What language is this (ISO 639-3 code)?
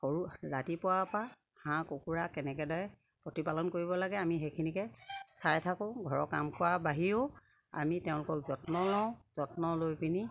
asm